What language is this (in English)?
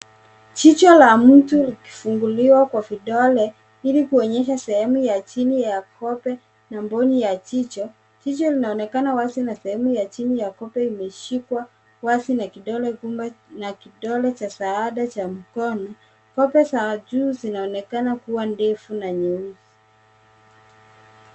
Swahili